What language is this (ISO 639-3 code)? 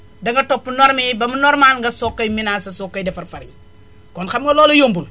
wol